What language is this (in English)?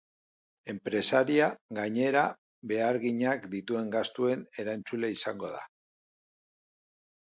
Basque